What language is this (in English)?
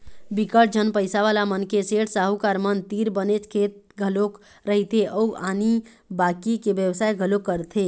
Chhattisgarhi